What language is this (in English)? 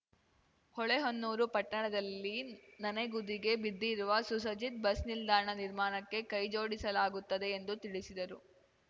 Kannada